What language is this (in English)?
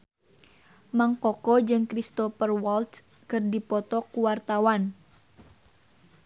Sundanese